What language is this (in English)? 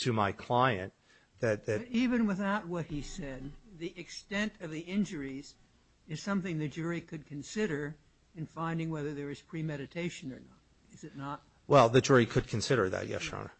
English